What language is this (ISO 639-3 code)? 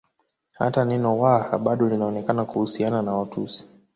swa